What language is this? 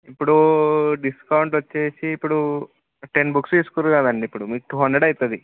Telugu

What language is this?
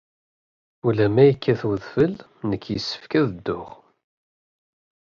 Kabyle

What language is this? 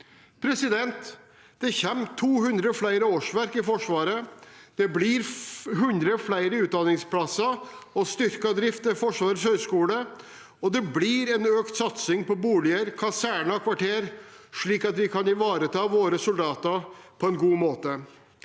Norwegian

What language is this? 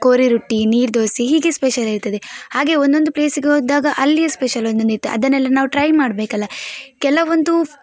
Kannada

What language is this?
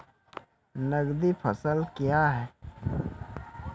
Maithili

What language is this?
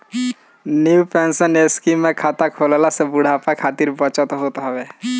Bhojpuri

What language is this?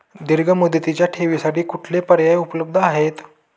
Marathi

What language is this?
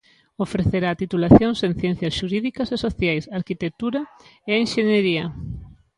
Galician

